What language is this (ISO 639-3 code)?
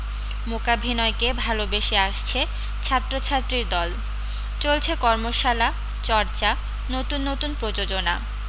ben